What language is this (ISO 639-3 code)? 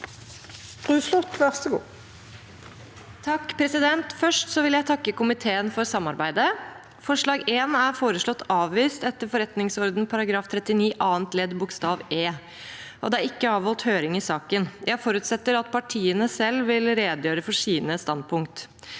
nor